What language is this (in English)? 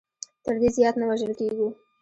Pashto